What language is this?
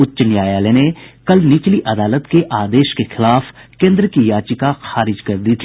Hindi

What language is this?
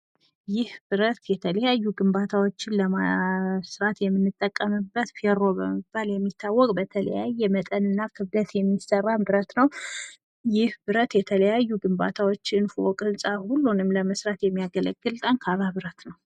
Amharic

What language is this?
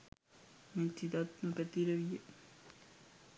Sinhala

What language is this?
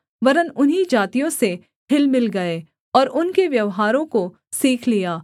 Hindi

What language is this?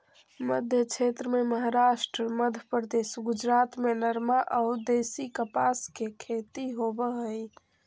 Magahi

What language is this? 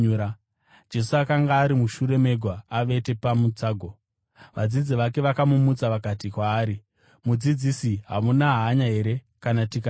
Shona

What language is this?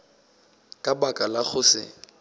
Northern Sotho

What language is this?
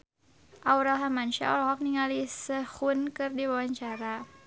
Sundanese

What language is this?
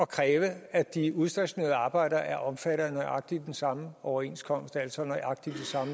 Danish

